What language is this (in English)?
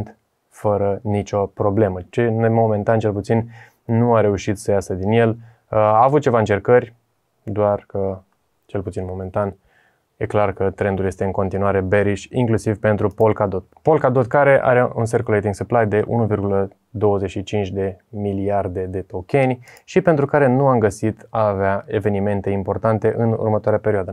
Romanian